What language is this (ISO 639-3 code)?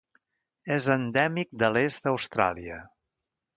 cat